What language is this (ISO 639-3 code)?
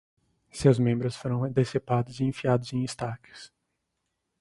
por